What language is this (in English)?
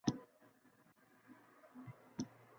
Uzbek